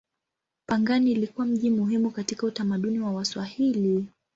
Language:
Swahili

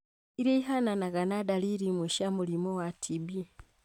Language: Kikuyu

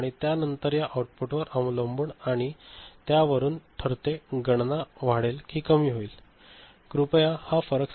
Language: Marathi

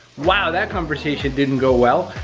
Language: English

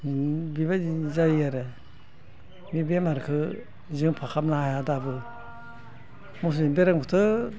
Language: Bodo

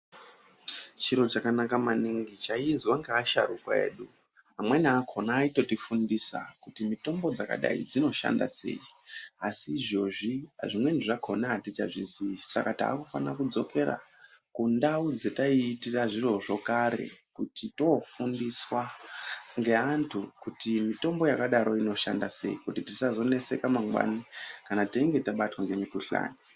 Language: Ndau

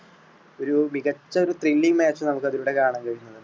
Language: Malayalam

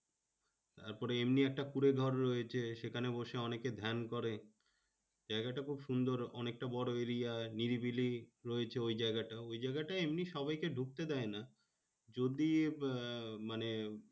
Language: Bangla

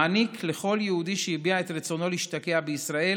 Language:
Hebrew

